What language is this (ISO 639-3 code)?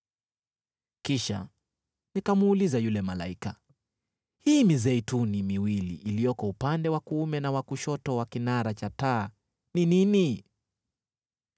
swa